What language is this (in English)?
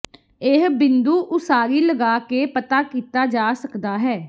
Punjabi